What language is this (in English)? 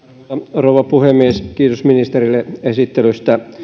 Finnish